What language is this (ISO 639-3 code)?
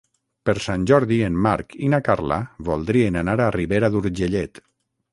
cat